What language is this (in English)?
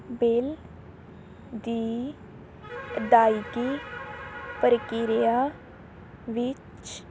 Punjabi